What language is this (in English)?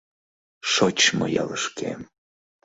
Mari